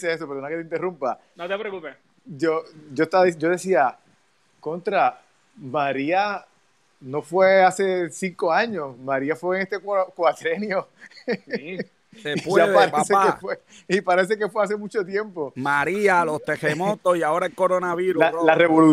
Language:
Spanish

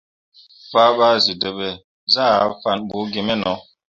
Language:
Mundang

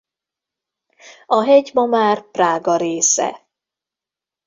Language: Hungarian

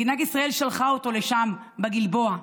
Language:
Hebrew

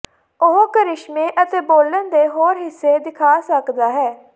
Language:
Punjabi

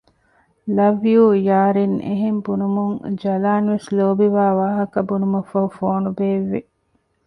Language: Divehi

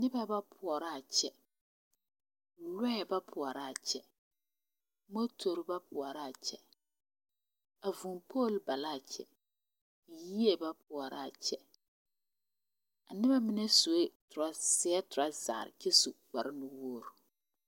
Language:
Southern Dagaare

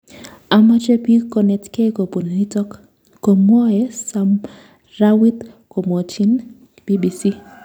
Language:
Kalenjin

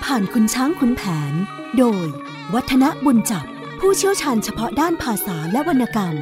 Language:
Thai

